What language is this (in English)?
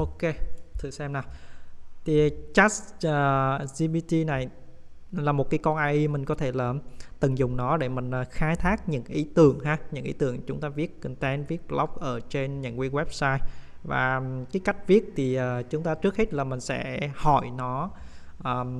Vietnamese